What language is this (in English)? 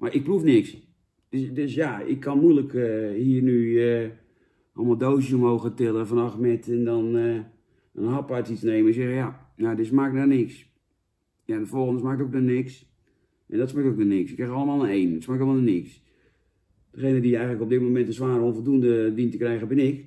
Dutch